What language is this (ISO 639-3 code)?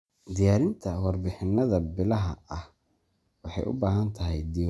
som